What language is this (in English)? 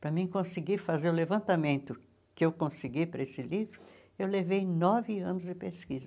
Portuguese